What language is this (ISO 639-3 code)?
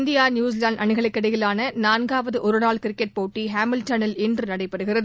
tam